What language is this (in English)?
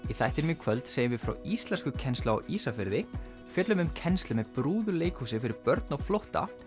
Icelandic